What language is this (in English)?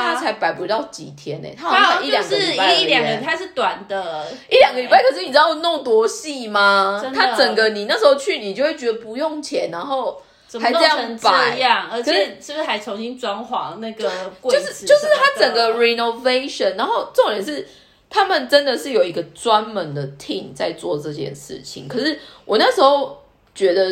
Chinese